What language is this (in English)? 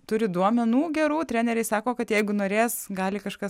Lithuanian